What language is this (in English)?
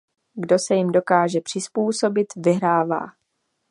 Czech